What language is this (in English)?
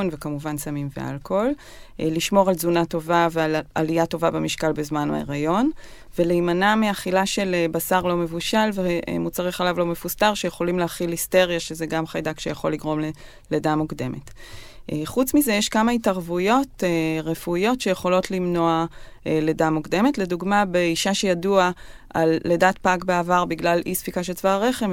Hebrew